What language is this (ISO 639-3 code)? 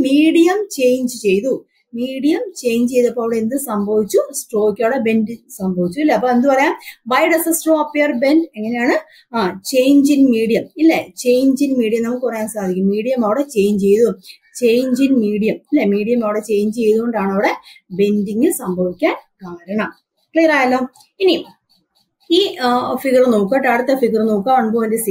mal